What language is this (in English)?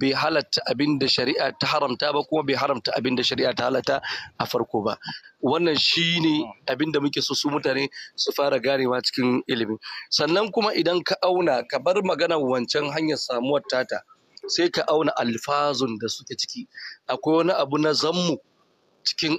Arabic